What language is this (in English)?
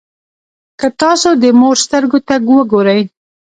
Pashto